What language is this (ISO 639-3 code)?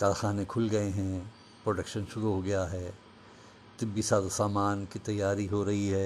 urd